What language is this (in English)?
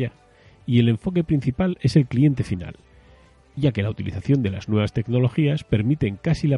Spanish